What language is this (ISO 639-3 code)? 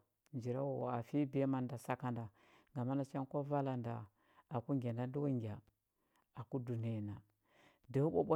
hbb